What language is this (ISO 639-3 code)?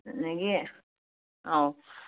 mni